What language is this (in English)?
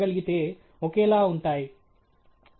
Telugu